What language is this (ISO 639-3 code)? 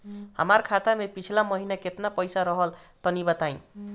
bho